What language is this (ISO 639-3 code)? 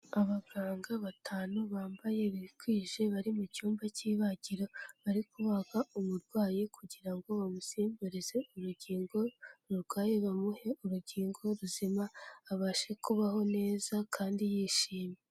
kin